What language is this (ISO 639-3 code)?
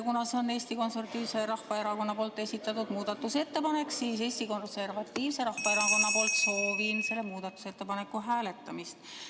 est